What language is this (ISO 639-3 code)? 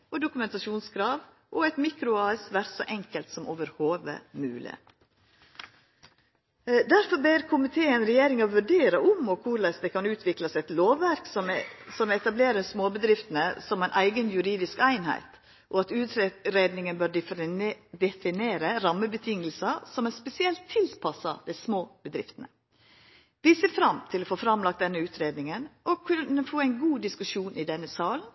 nno